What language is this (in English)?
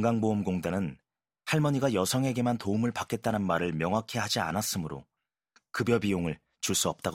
Korean